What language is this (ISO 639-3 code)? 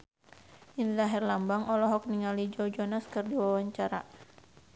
sun